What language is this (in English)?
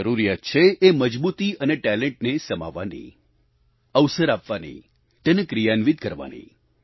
Gujarati